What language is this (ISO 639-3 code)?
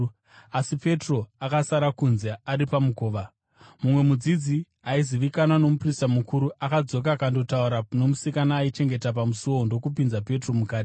sna